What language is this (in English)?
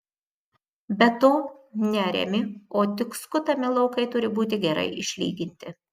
Lithuanian